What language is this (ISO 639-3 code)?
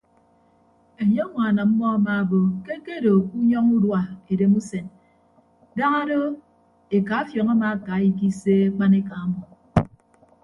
ibb